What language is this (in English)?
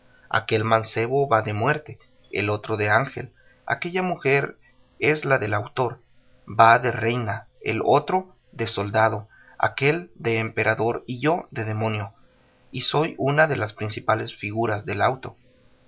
Spanish